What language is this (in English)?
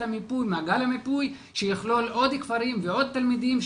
Hebrew